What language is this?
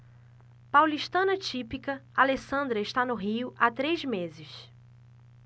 Portuguese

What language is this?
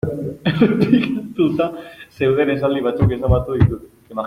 Basque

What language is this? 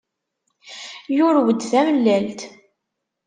Kabyle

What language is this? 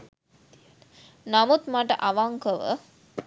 Sinhala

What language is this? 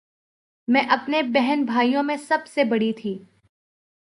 Urdu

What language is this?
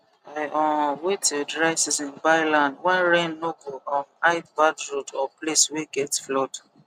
Nigerian Pidgin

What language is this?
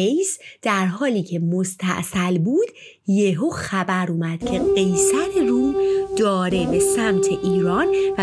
Persian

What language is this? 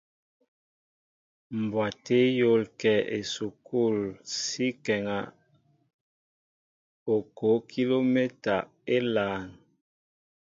Mbo (Cameroon)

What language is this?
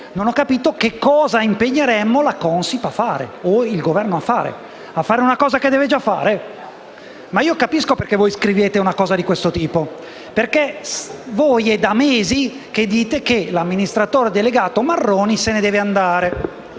Italian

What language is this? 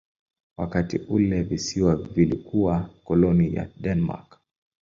Swahili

